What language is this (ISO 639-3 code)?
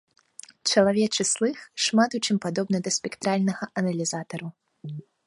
bel